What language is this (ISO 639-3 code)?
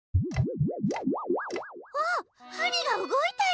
jpn